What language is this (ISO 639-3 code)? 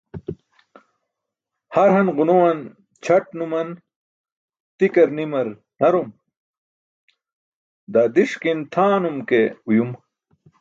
bsk